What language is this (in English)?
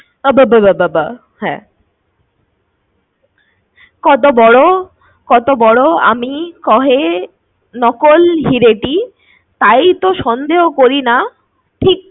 Bangla